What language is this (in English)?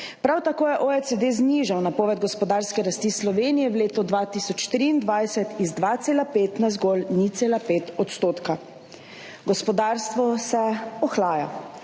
Slovenian